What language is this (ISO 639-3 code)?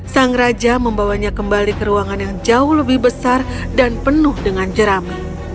ind